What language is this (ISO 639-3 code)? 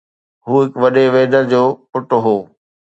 snd